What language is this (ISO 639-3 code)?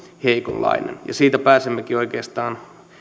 fin